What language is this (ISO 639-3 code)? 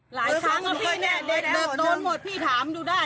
tha